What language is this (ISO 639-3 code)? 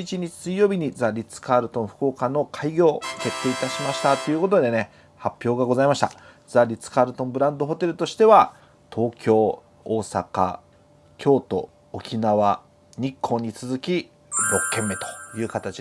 jpn